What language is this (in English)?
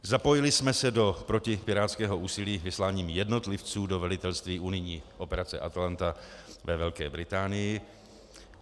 Czech